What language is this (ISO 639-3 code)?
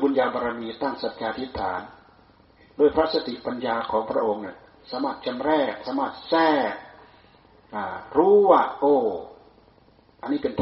tha